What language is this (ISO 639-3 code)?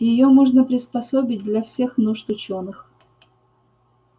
rus